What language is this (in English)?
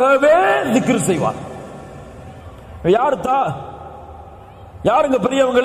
Arabic